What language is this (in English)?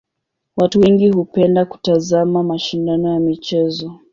Swahili